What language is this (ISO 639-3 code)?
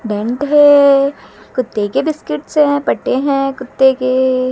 hin